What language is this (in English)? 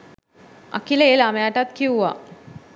Sinhala